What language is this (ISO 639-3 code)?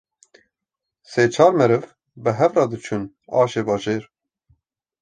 kur